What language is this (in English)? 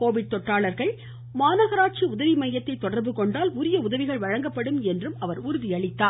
Tamil